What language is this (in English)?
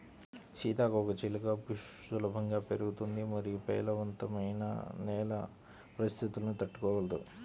Telugu